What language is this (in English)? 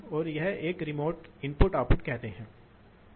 Hindi